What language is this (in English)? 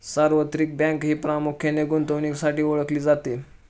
Marathi